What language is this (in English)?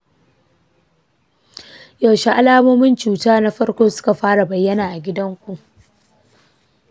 Hausa